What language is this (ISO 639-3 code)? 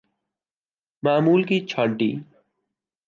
urd